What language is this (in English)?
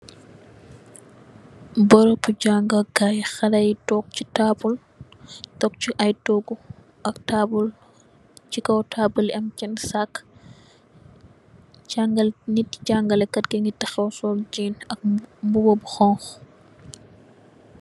Wolof